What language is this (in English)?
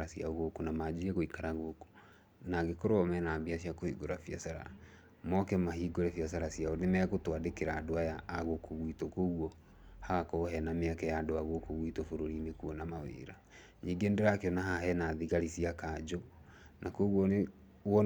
Kikuyu